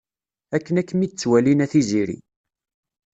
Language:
Kabyle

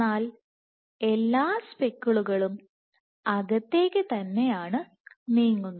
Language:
Malayalam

